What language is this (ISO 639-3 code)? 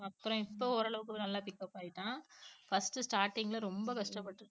tam